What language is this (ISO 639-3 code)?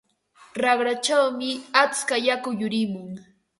qva